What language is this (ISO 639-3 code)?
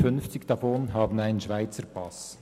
gsw